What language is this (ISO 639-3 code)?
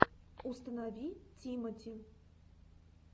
rus